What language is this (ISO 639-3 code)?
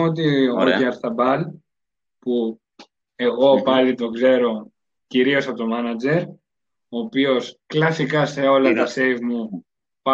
ell